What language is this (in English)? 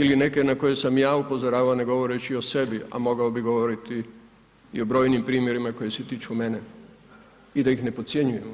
Croatian